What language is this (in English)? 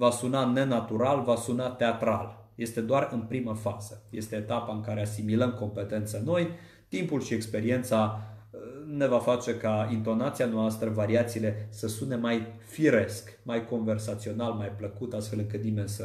Romanian